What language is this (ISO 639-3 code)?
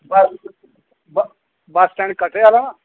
doi